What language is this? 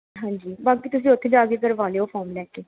Punjabi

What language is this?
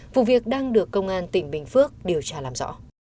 Vietnamese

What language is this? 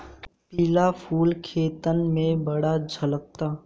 Bhojpuri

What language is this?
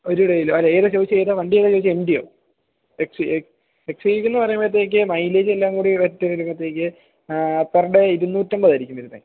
Malayalam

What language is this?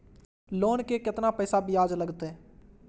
Maithili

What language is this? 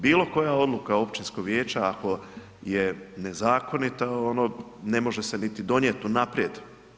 Croatian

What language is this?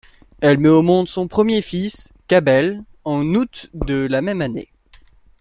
French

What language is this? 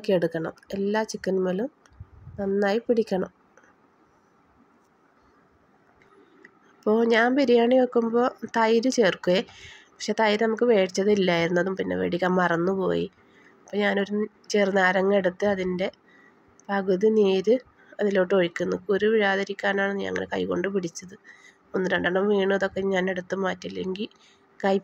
Arabic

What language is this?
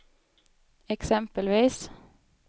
Swedish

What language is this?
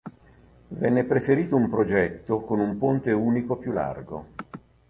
Italian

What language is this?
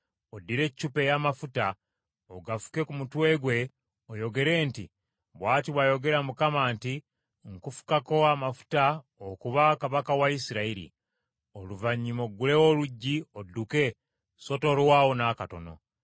Ganda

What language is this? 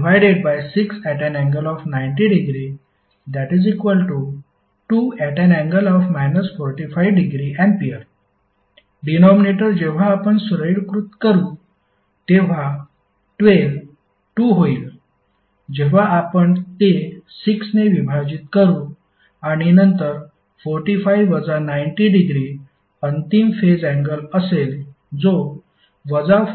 Marathi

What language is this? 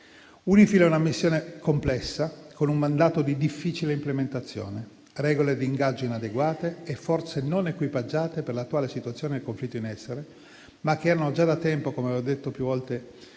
Italian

